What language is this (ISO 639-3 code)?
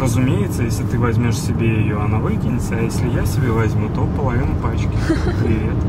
rus